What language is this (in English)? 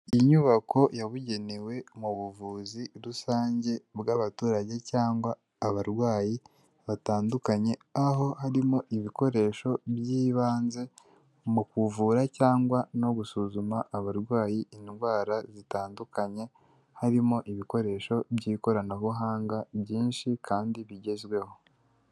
Kinyarwanda